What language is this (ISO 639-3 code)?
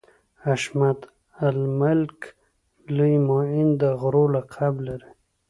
pus